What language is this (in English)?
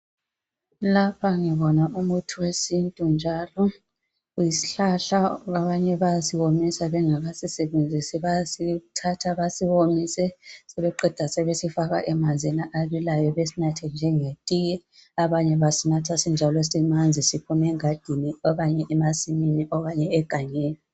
North Ndebele